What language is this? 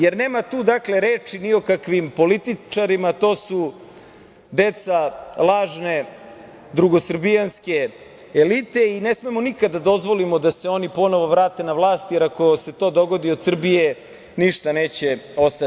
Serbian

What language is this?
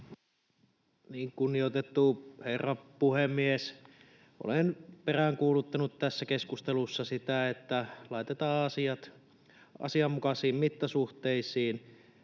Finnish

